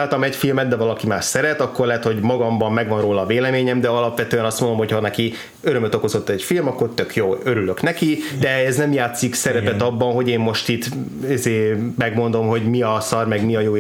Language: Hungarian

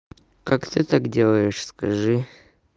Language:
Russian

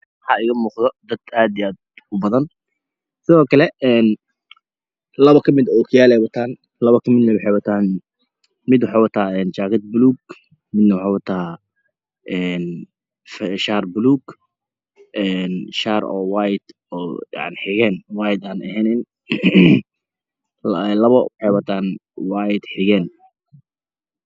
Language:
Somali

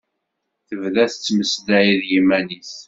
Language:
Kabyle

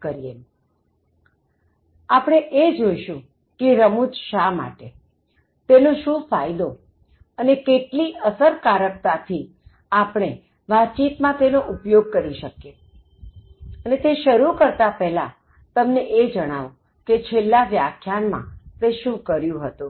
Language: Gujarati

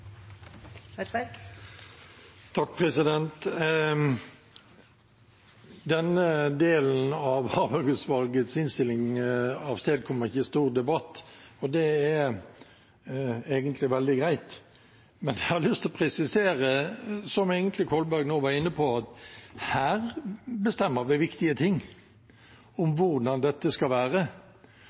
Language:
Norwegian Bokmål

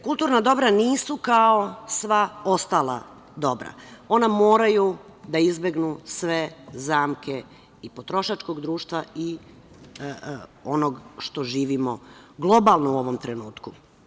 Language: Serbian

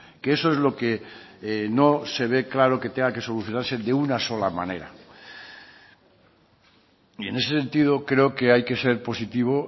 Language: Spanish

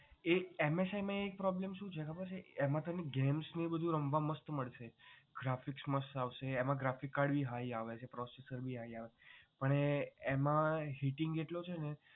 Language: Gujarati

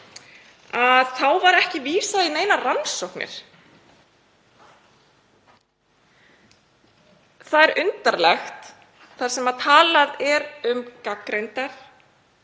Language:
Icelandic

